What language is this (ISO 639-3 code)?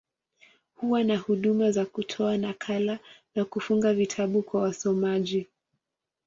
swa